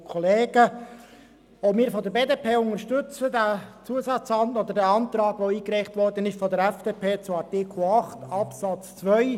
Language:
Swiss German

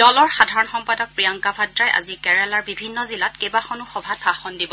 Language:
Assamese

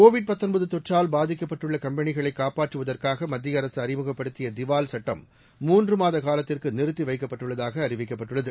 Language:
Tamil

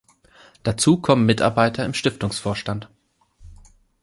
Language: German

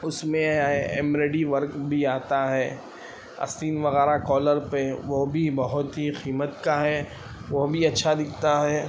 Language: Urdu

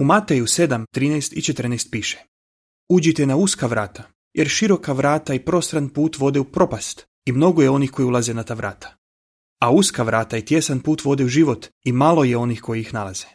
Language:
Croatian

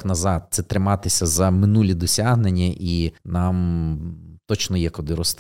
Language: Ukrainian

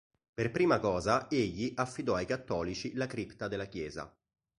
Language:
Italian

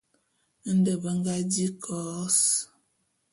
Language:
Bulu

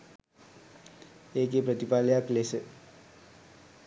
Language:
Sinhala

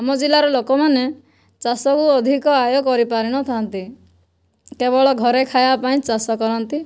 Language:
Odia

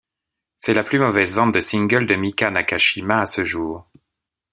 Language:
French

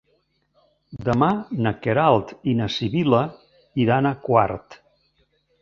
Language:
Catalan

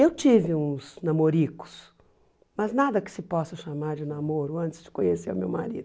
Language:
Portuguese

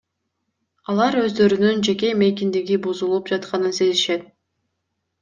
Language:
Kyrgyz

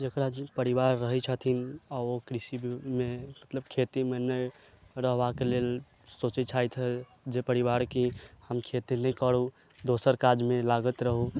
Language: Maithili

